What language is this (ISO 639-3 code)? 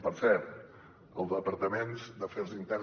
cat